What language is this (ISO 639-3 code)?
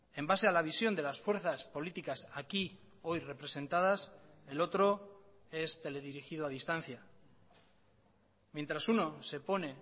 spa